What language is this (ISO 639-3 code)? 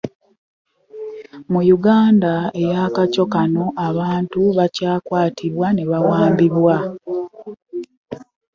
lug